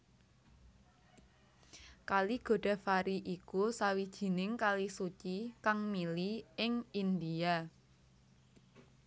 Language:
Javanese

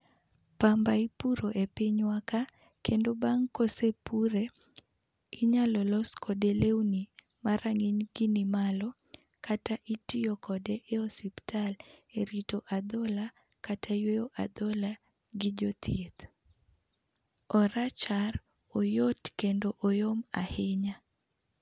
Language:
Luo (Kenya and Tanzania)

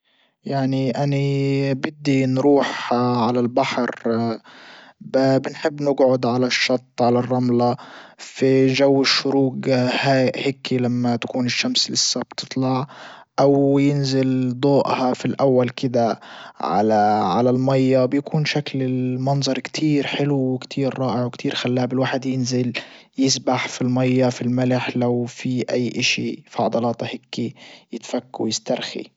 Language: Libyan Arabic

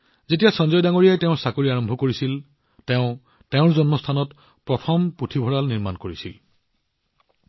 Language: Assamese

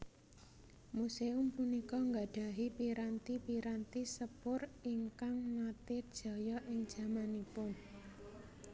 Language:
Javanese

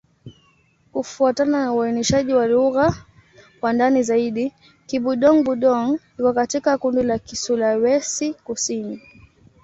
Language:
Swahili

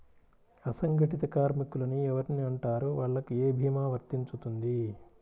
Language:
Telugu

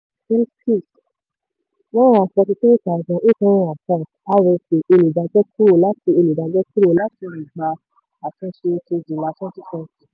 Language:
Yoruba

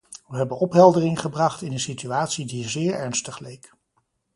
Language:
Dutch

